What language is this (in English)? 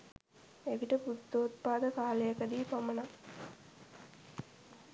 Sinhala